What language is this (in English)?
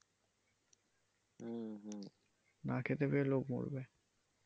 Bangla